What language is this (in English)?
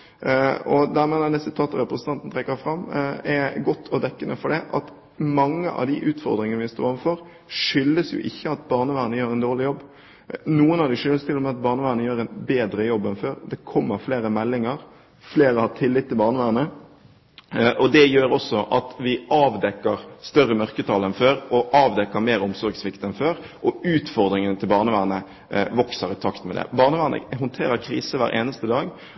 Norwegian Bokmål